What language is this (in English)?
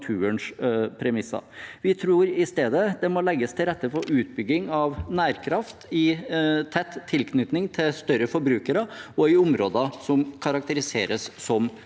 Norwegian